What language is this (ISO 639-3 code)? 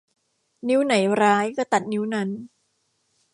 tha